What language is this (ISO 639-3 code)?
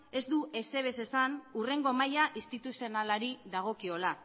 eus